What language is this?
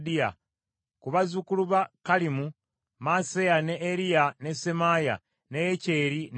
Ganda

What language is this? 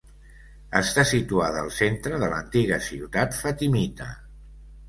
Catalan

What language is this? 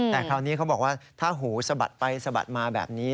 Thai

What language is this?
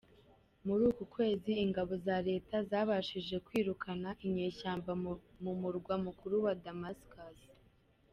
Kinyarwanda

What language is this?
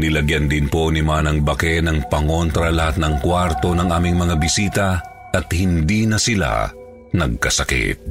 Filipino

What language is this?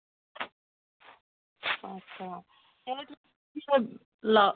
Dogri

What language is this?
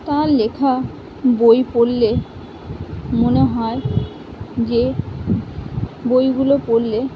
Bangla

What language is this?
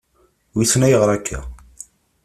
Kabyle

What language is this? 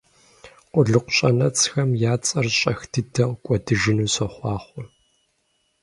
Kabardian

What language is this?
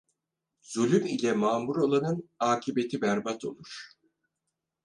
Turkish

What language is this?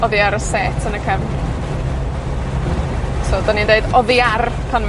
Welsh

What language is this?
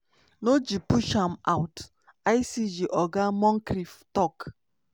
Nigerian Pidgin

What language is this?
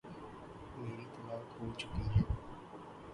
Urdu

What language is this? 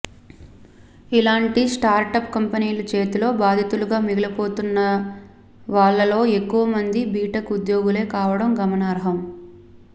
Telugu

